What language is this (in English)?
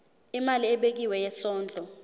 Zulu